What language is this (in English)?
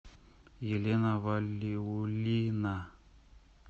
Russian